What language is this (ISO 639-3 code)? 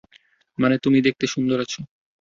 ben